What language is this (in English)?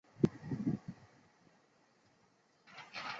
Chinese